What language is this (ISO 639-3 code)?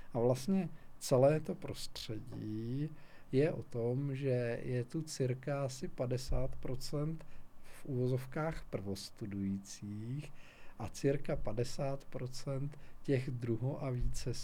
ces